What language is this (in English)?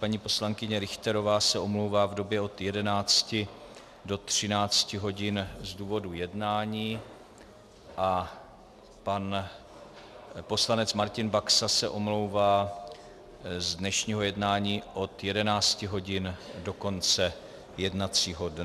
Czech